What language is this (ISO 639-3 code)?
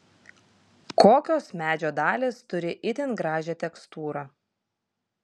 lit